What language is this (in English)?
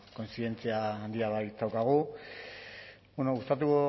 Basque